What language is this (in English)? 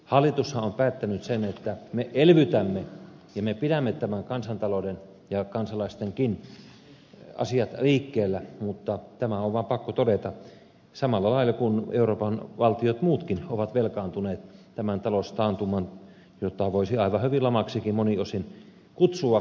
Finnish